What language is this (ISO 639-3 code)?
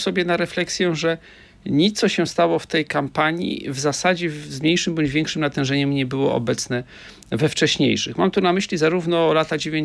pol